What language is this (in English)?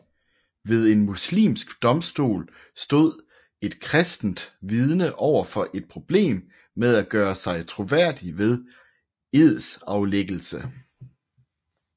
Danish